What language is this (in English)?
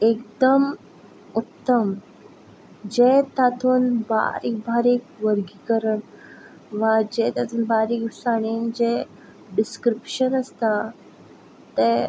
Konkani